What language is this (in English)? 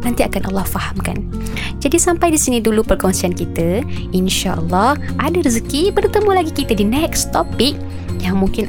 Malay